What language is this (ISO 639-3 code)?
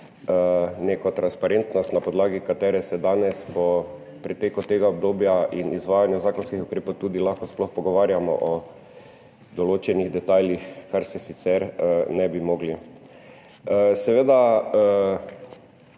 slv